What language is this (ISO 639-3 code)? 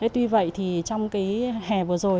vie